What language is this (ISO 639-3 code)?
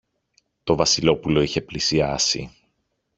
ell